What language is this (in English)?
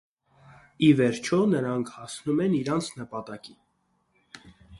Armenian